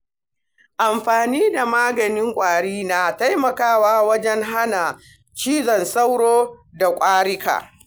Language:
Hausa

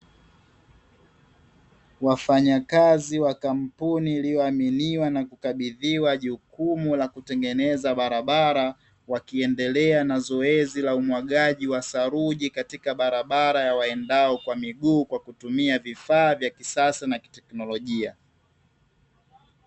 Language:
Swahili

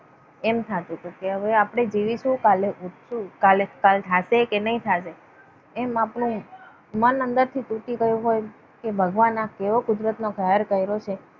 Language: Gujarati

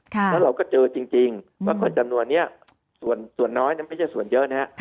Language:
Thai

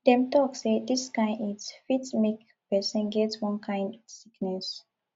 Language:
Nigerian Pidgin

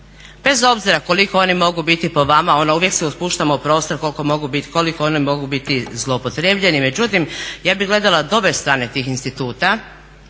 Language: Croatian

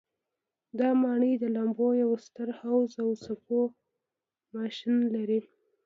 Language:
Pashto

